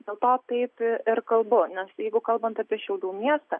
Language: Lithuanian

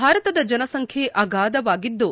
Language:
Kannada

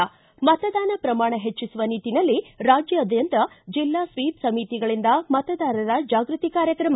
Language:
Kannada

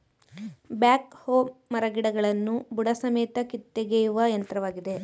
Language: Kannada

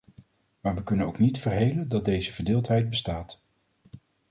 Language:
Dutch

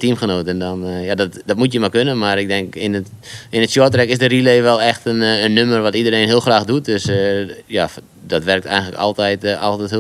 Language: Dutch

